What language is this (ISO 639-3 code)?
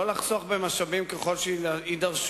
heb